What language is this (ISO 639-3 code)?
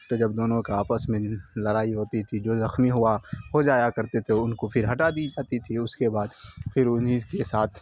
urd